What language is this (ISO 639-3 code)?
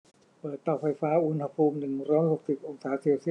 tha